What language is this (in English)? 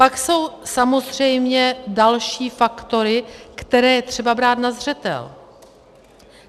Czech